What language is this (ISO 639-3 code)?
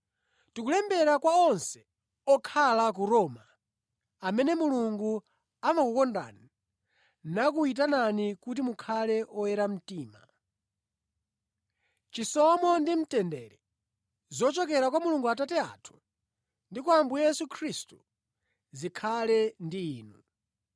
nya